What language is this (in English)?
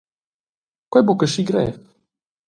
Romansh